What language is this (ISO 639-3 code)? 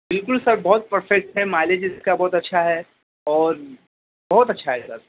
urd